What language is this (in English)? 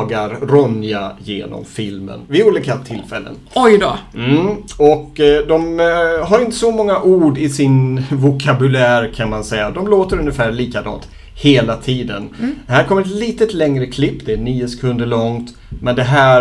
Swedish